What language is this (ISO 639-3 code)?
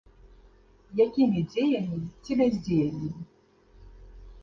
bel